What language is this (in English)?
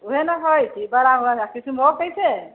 Maithili